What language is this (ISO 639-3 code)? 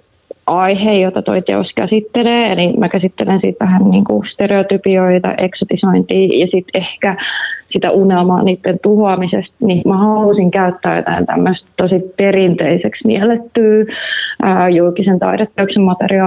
fin